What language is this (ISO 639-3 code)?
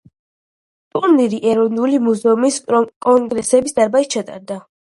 kat